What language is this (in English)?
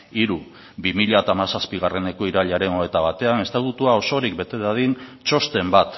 Basque